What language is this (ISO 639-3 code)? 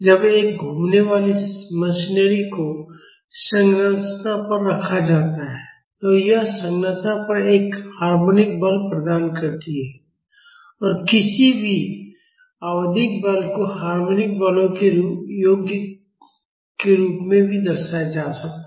hin